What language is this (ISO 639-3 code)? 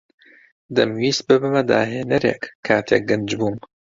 ckb